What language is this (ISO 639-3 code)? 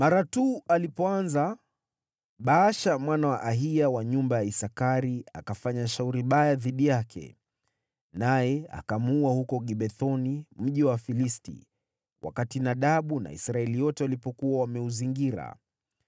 swa